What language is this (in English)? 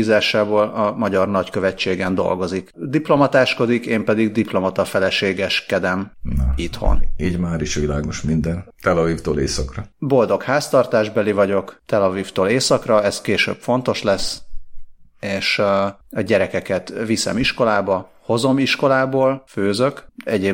Hungarian